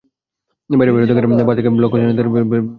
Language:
Bangla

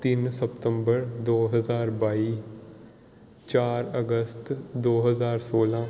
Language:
Punjabi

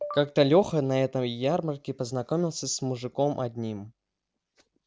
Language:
Russian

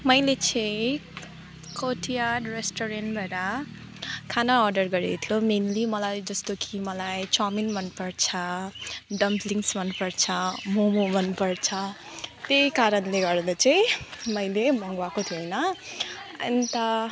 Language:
Nepali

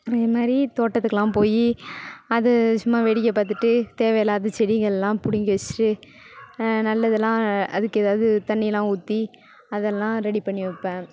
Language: Tamil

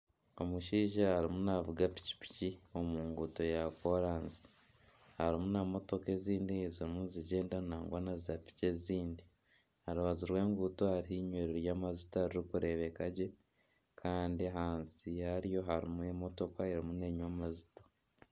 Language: Nyankole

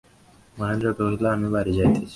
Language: Bangla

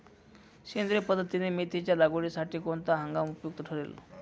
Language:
Marathi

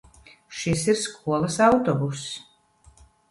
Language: Latvian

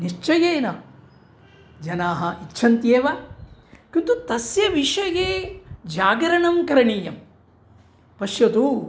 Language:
Sanskrit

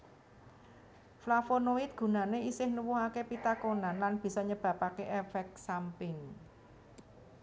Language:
Javanese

